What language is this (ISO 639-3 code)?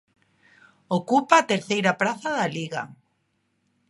glg